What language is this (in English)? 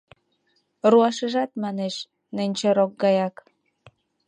Mari